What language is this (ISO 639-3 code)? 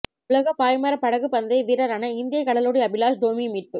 tam